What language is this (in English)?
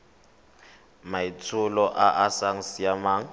Tswana